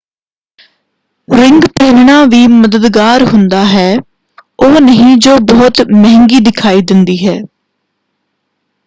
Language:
Punjabi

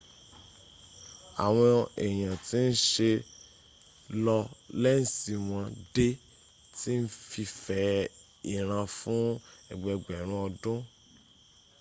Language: Yoruba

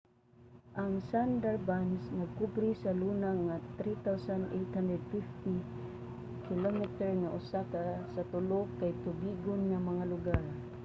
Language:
Cebuano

